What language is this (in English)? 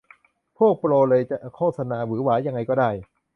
Thai